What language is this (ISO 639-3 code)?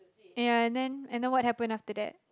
eng